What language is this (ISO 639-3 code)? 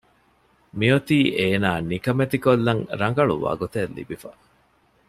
div